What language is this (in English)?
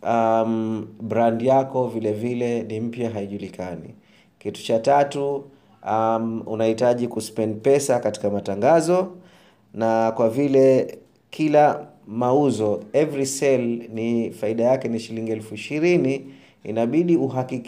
Swahili